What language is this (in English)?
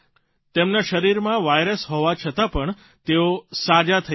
Gujarati